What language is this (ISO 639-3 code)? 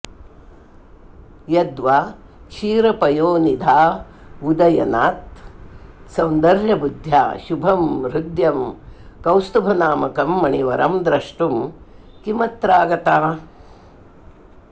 san